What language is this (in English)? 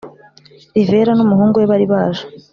Kinyarwanda